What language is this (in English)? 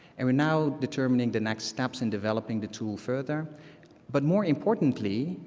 English